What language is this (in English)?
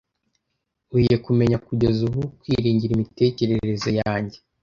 Kinyarwanda